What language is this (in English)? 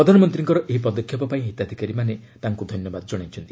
Odia